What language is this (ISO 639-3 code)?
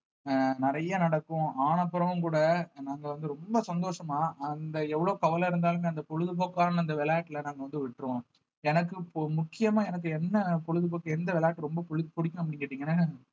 tam